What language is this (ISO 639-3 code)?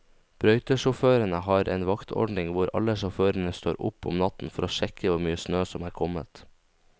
nor